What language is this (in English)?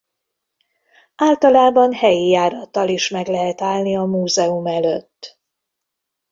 Hungarian